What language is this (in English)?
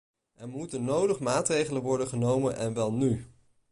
Dutch